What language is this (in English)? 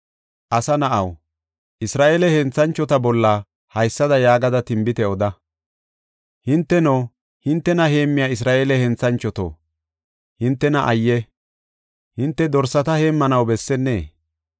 Gofa